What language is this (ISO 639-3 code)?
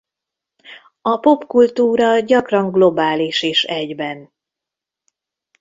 hun